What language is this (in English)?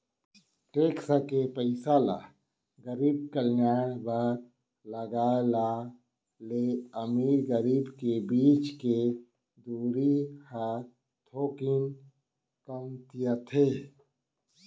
Chhattisgarhi